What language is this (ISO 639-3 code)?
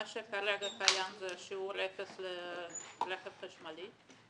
heb